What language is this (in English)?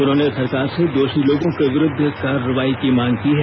Hindi